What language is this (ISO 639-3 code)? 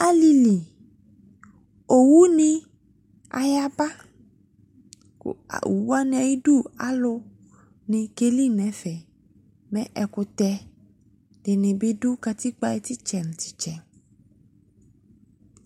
kpo